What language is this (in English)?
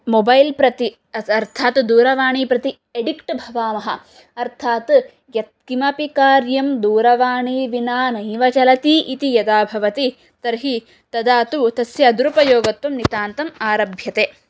Sanskrit